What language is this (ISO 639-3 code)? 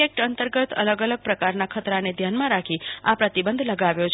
guj